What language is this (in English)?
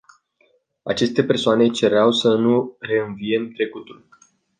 Romanian